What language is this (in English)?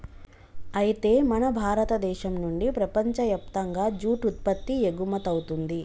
Telugu